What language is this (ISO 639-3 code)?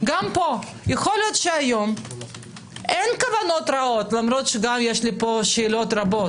heb